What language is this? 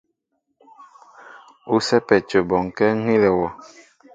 Mbo (Cameroon)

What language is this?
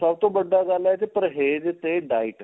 Punjabi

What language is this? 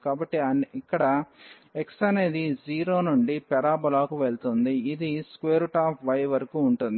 Telugu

